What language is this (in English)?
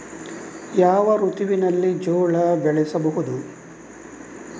Kannada